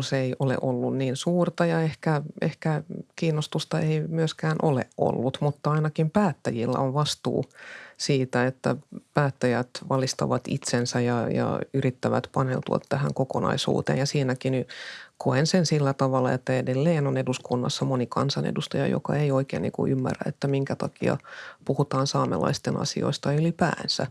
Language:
Finnish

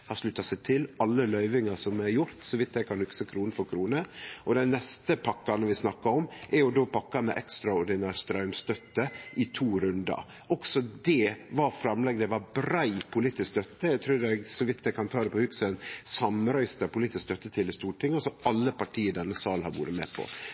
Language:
Norwegian Nynorsk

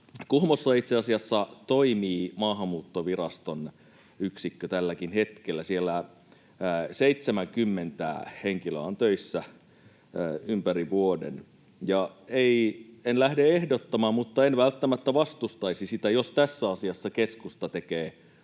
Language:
Finnish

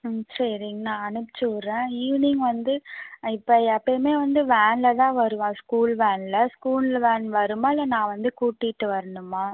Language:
Tamil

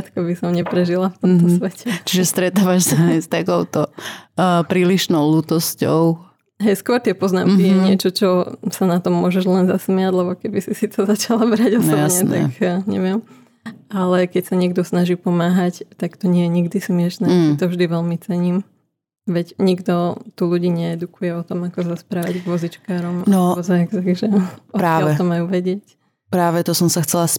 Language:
Slovak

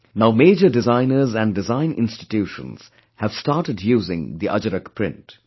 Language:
English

